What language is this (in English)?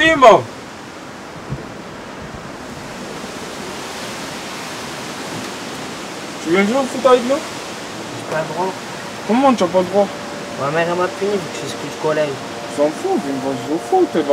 French